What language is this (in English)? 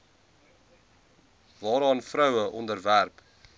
Afrikaans